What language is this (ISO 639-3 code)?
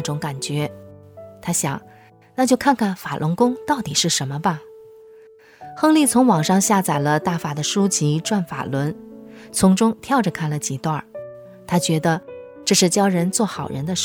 zho